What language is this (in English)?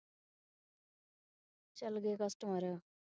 Punjabi